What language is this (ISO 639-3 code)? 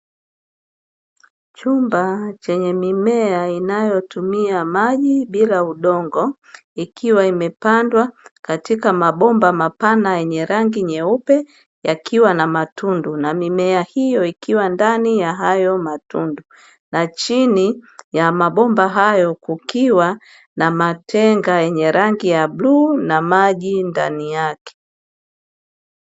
swa